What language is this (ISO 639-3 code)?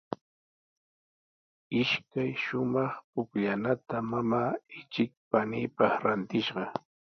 qws